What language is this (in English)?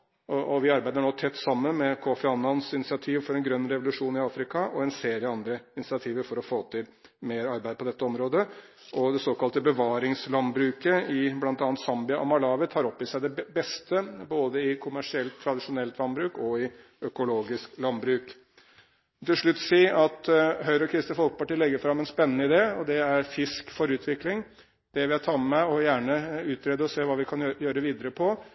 Norwegian Bokmål